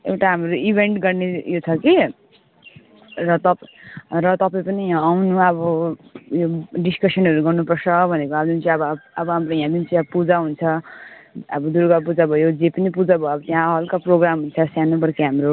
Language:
Nepali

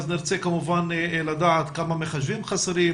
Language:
Hebrew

